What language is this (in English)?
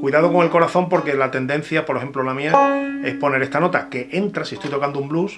Spanish